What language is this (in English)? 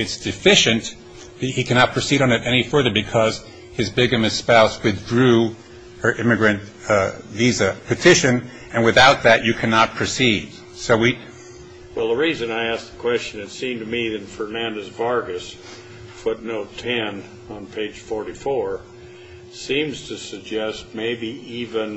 English